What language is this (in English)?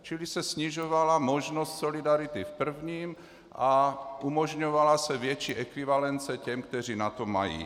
Czech